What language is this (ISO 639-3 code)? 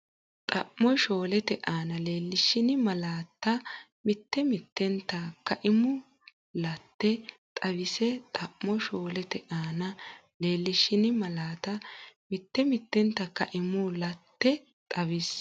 sid